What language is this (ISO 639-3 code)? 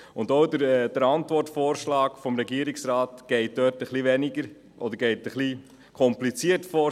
gsw